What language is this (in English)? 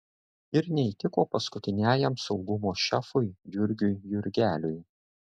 Lithuanian